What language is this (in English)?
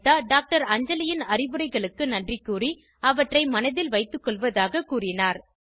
Tamil